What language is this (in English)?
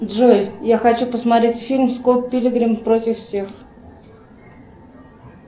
Russian